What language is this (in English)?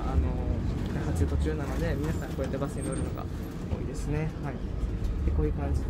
Japanese